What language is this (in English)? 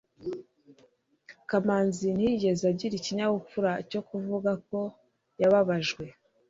Kinyarwanda